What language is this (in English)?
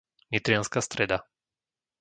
Slovak